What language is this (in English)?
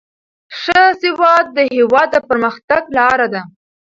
Pashto